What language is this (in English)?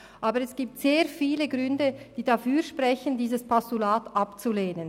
Swiss German